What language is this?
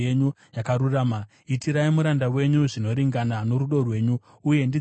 Shona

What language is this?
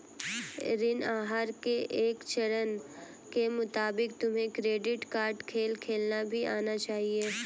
Hindi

